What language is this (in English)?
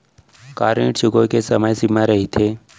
Chhattisgarhi